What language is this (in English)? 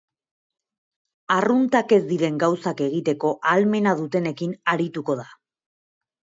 Basque